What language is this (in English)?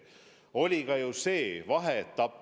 Estonian